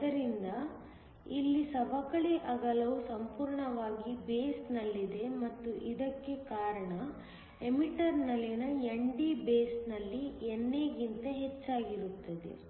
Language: Kannada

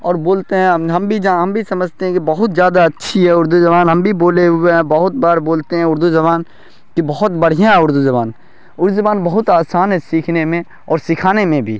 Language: Urdu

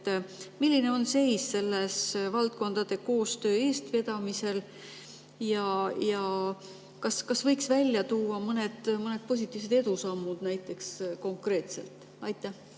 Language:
Estonian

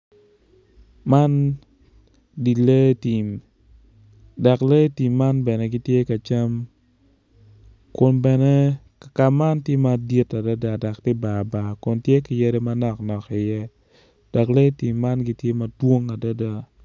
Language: Acoli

